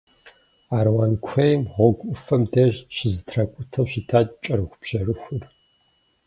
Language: Kabardian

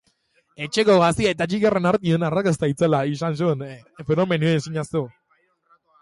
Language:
Basque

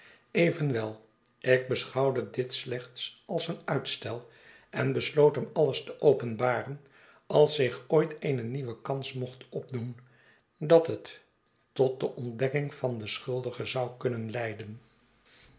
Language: Dutch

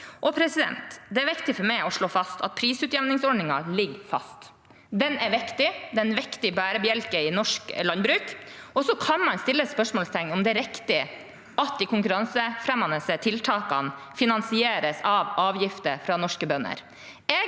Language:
Norwegian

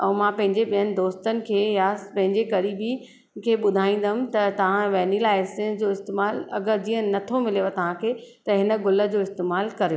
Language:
Sindhi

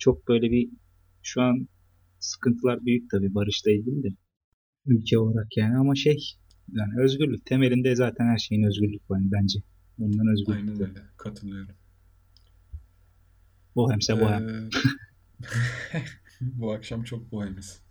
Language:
Turkish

